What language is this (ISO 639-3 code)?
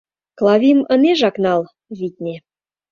chm